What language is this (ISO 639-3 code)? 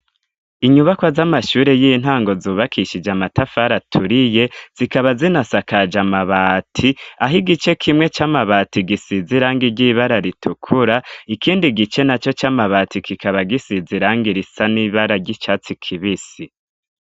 run